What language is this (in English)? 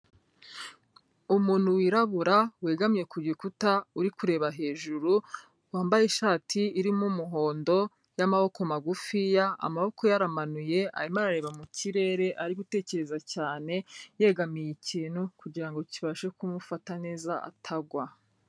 Kinyarwanda